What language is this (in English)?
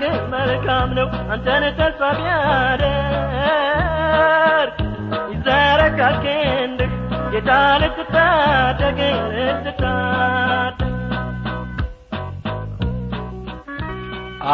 Amharic